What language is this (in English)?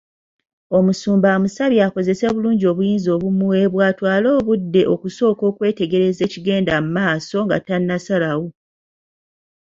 Ganda